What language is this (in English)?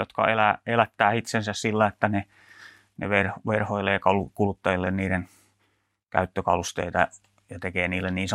Finnish